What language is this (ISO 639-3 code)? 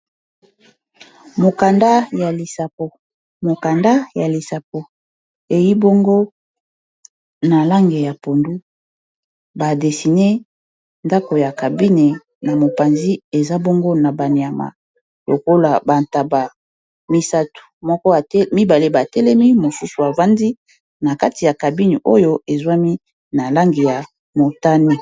lin